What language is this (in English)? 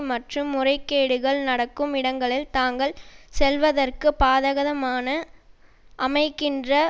Tamil